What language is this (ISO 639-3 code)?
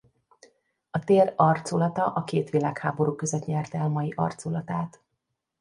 hun